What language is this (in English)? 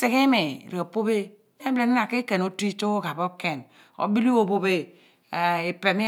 Abua